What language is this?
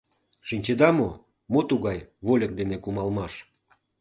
Mari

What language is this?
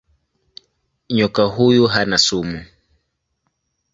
Swahili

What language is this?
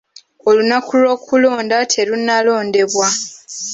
Ganda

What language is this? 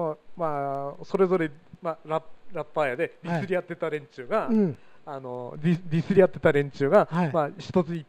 Japanese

